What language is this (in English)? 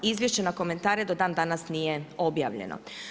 Croatian